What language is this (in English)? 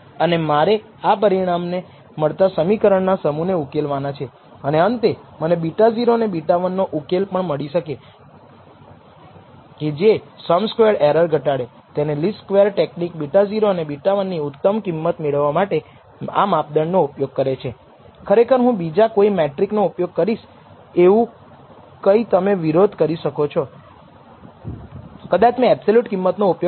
Gujarati